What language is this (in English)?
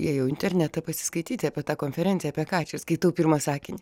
Lithuanian